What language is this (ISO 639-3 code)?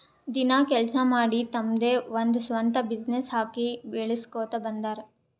kan